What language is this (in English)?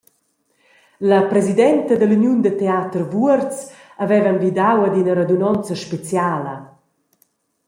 Romansh